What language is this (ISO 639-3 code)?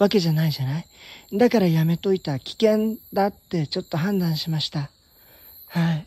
jpn